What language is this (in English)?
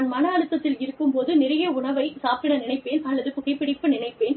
Tamil